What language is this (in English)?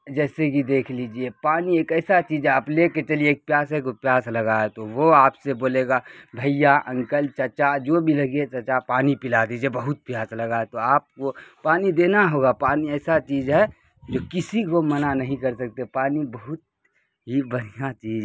Urdu